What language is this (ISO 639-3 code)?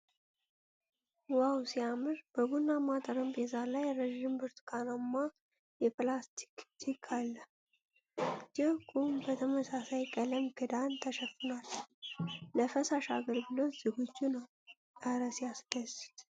amh